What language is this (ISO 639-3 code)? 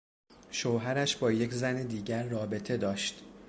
fas